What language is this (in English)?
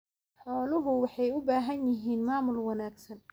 Somali